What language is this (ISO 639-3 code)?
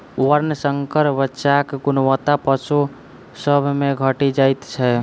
mai